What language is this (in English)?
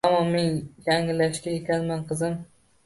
Uzbek